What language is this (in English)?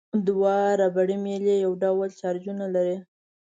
Pashto